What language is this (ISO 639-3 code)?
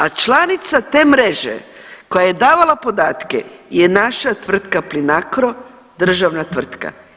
hrv